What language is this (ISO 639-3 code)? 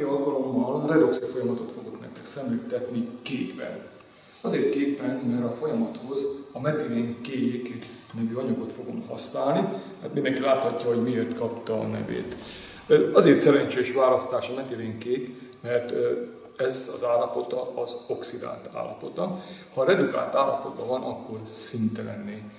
hun